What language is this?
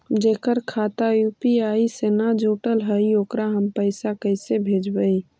Magahi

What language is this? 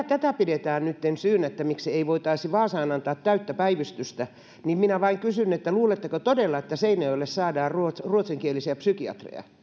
Finnish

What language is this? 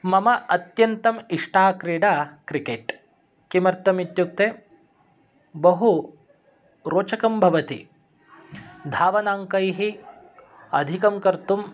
Sanskrit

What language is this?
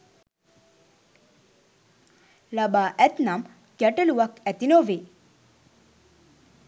Sinhala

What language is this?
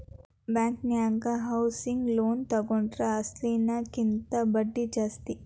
Kannada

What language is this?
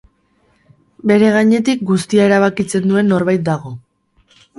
Basque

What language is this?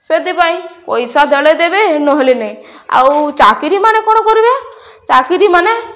Odia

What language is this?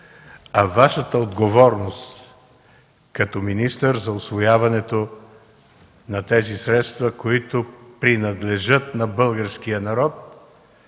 Bulgarian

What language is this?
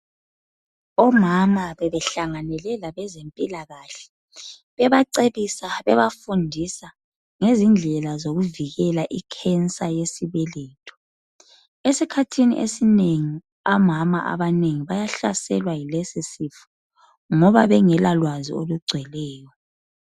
North Ndebele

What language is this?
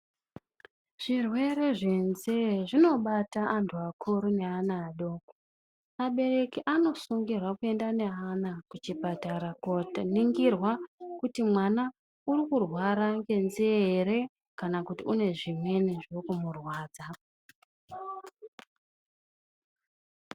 Ndau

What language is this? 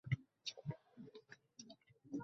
Bangla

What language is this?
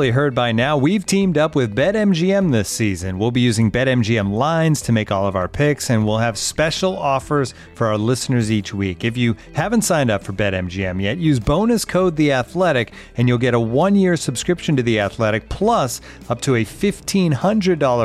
English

